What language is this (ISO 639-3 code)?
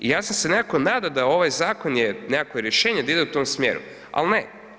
hrv